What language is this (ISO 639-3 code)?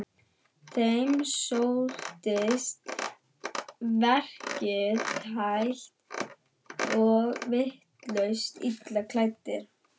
isl